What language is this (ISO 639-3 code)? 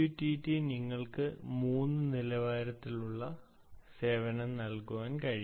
mal